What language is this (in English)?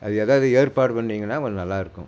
Tamil